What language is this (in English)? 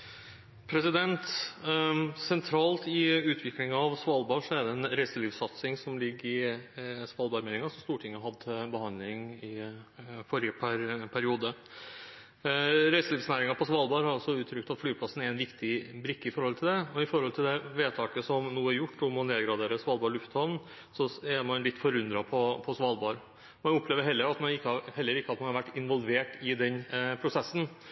Norwegian Bokmål